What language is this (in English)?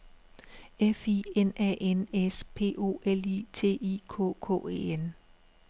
Danish